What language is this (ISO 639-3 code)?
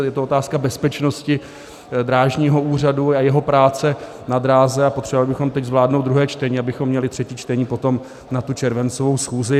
ces